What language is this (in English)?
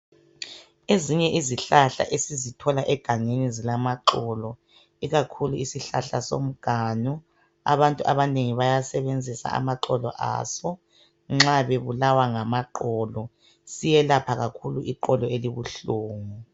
North Ndebele